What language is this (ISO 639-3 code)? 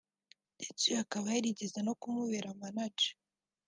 kin